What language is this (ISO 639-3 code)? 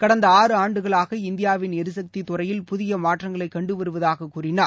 tam